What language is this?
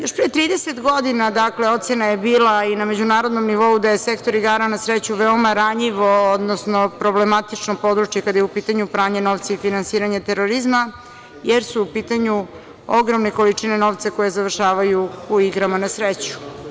Serbian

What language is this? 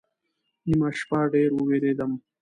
Pashto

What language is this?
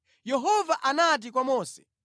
Nyanja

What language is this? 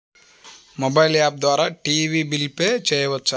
Telugu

